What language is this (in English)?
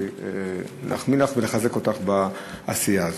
Hebrew